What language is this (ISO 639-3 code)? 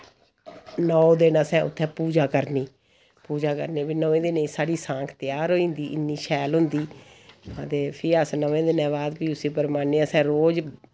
doi